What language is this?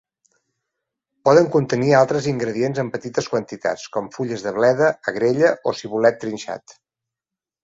Catalan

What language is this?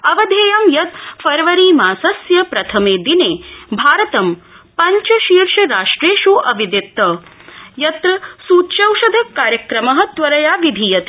Sanskrit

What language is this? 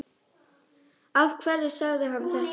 Icelandic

